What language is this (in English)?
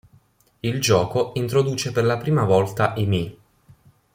Italian